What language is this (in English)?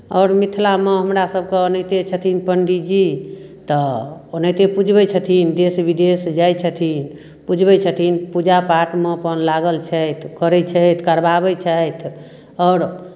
Maithili